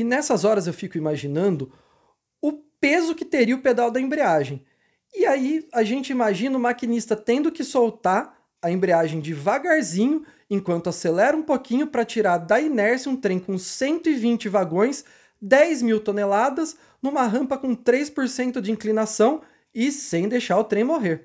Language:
Portuguese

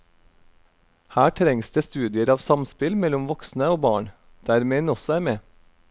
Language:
Norwegian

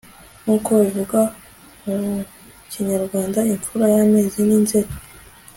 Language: Kinyarwanda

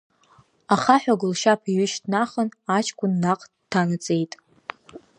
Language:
Abkhazian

